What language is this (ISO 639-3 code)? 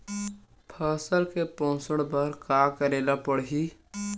hne